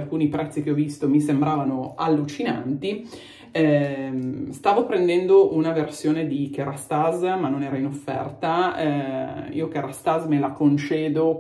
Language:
Italian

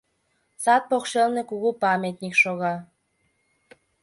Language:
Mari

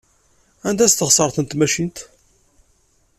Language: Kabyle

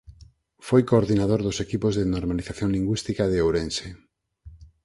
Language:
Galician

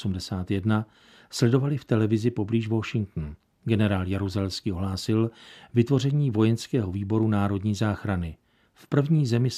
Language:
Czech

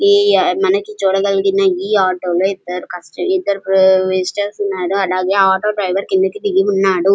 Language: Telugu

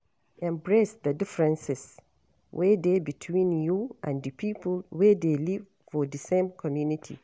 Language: Nigerian Pidgin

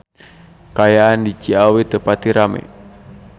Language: Sundanese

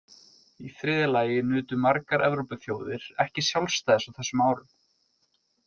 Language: Icelandic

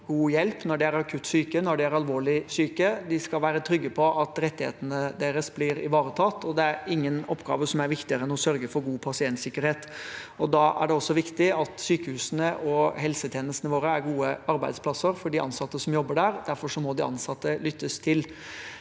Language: Norwegian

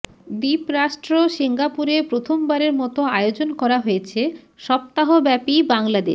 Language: Bangla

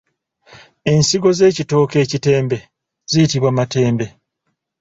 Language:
Ganda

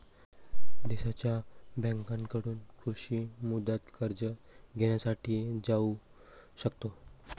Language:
Marathi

